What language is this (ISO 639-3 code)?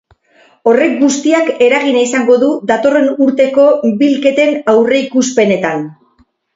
eus